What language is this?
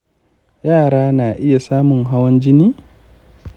Hausa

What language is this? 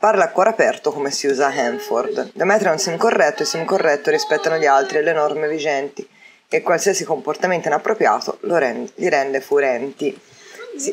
Italian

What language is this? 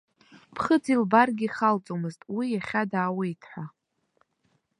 Abkhazian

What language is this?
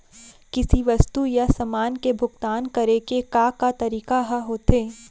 Chhattisgarhi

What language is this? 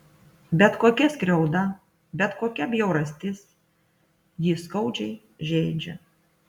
Lithuanian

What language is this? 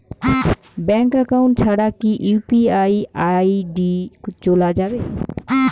Bangla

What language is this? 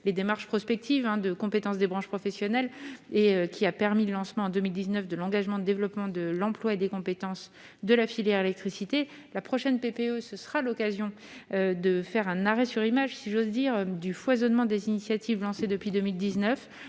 French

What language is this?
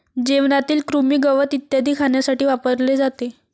Marathi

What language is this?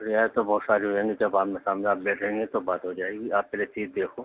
Urdu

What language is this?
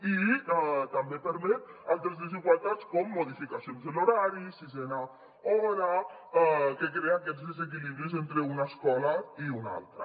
Catalan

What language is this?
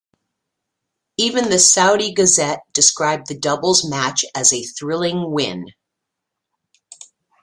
English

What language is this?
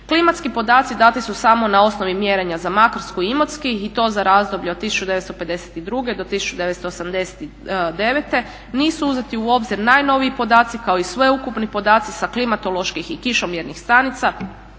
Croatian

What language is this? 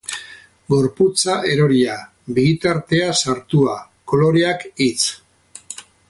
Basque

